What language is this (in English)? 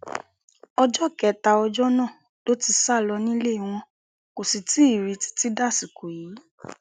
Yoruba